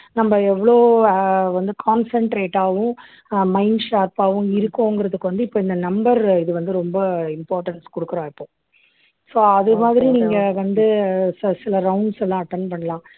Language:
Tamil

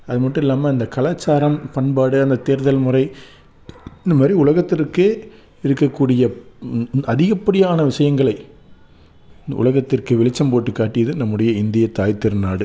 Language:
Tamil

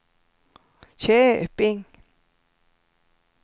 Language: Swedish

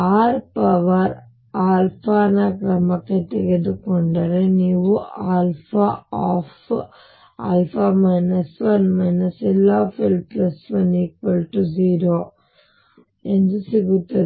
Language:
Kannada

